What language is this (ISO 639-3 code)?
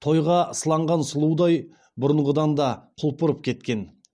kaz